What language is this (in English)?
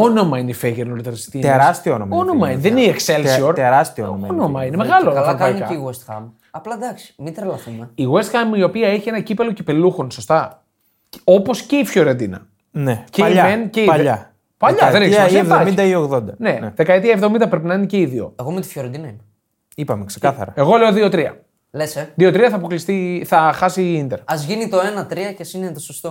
Greek